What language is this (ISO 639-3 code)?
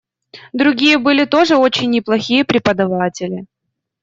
rus